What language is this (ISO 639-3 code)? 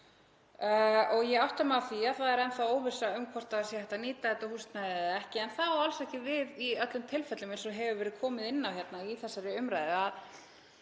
isl